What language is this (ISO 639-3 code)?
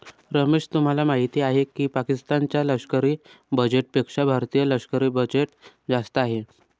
mar